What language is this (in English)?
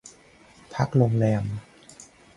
Thai